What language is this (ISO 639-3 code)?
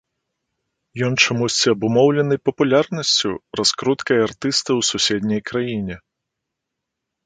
bel